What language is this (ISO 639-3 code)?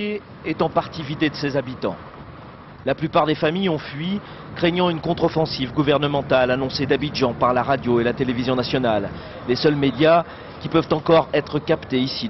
fra